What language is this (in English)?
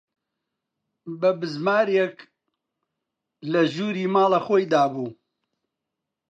Central Kurdish